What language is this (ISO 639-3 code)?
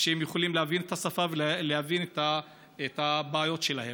heb